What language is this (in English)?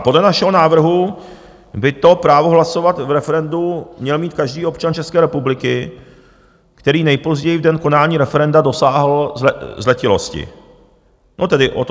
Czech